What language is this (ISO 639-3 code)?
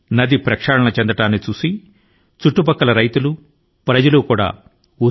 tel